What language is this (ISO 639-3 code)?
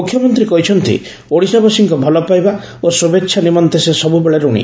ori